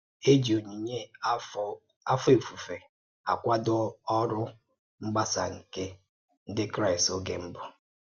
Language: Igbo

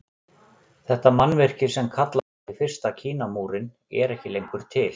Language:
Icelandic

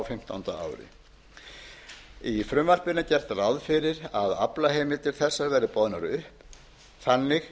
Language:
Icelandic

